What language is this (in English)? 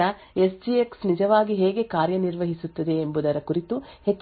Kannada